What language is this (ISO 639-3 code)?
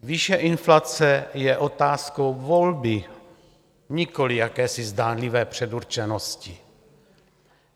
ces